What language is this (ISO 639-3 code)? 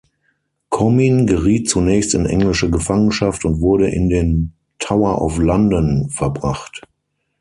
deu